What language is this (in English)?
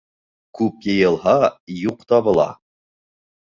Bashkir